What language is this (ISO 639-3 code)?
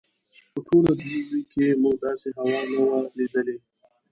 pus